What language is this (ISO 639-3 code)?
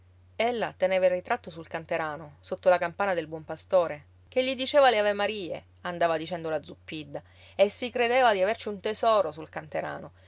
ita